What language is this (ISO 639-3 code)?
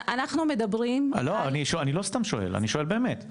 heb